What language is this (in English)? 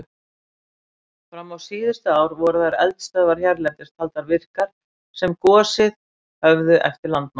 Icelandic